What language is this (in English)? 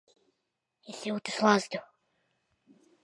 Latvian